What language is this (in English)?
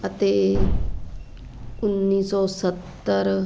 Punjabi